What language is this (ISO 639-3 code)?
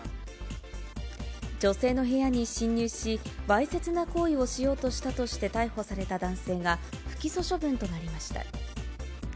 jpn